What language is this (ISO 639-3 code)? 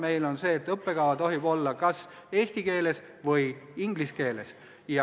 est